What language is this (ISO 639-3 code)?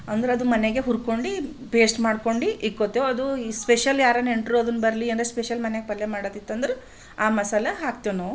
kan